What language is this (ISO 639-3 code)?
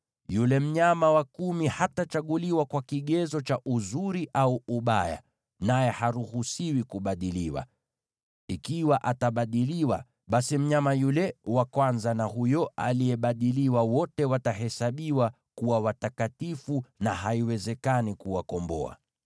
swa